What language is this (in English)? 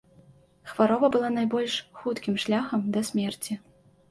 Belarusian